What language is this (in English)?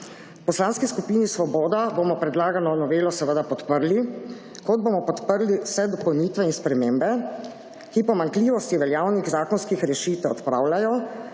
Slovenian